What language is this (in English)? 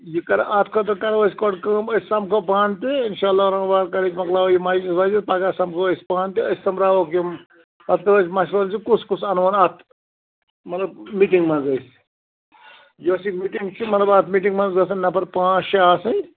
Kashmiri